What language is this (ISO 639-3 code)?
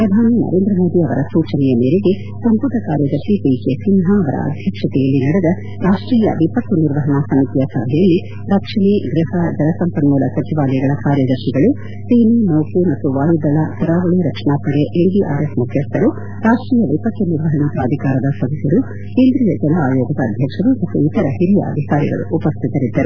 kan